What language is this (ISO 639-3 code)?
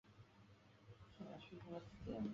zho